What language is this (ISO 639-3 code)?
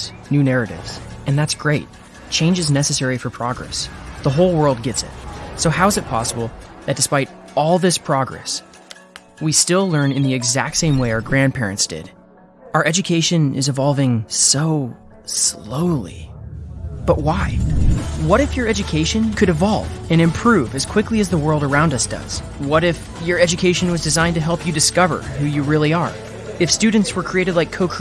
spa